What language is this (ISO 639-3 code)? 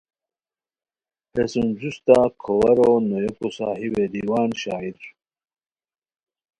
khw